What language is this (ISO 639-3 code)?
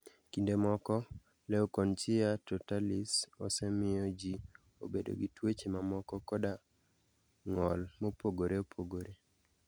luo